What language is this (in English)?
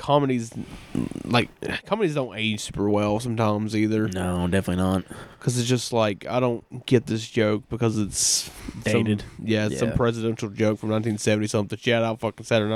English